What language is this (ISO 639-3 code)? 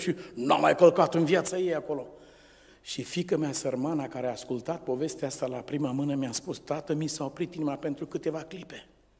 ron